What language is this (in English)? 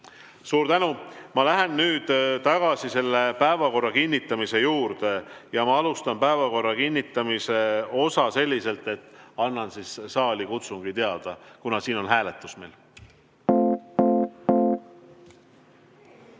Estonian